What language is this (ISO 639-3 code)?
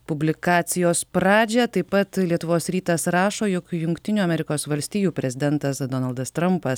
lit